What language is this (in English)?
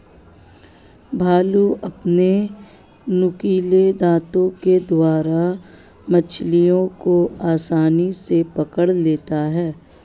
Hindi